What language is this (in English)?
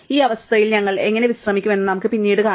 Malayalam